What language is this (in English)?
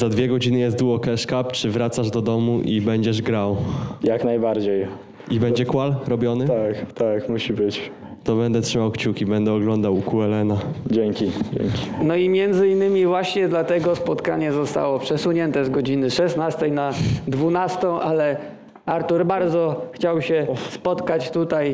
Polish